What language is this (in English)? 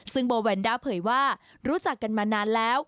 Thai